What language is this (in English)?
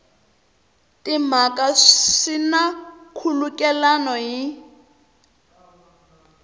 Tsonga